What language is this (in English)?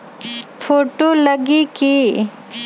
Magahi